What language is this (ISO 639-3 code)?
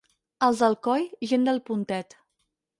cat